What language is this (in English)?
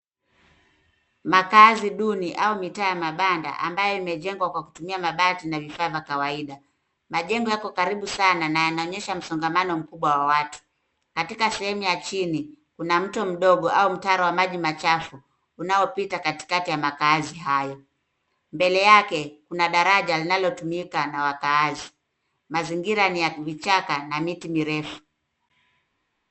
Swahili